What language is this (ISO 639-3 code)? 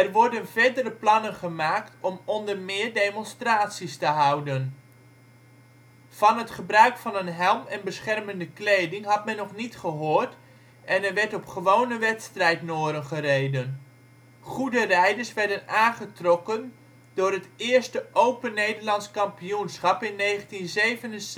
nld